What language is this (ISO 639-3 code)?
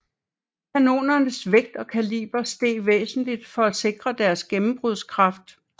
dan